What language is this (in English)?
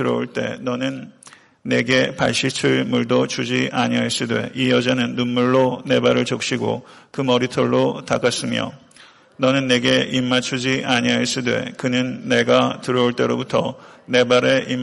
Korean